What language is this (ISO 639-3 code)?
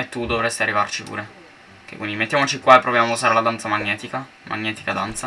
ita